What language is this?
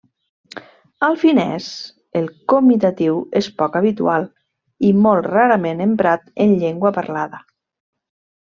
Catalan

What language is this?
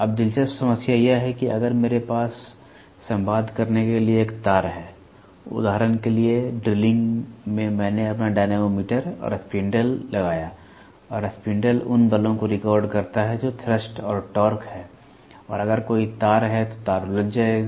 Hindi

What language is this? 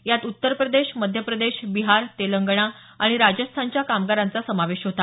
Marathi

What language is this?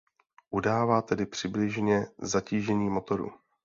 Czech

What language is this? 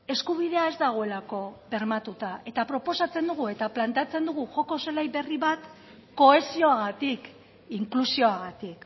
Basque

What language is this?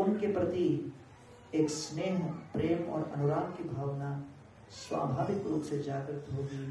Hindi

